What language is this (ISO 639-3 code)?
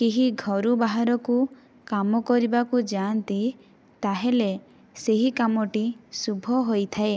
ori